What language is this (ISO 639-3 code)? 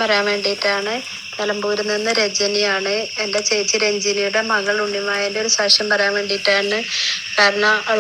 mal